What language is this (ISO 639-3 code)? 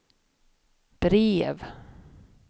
swe